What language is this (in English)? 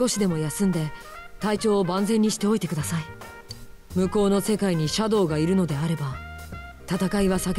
Japanese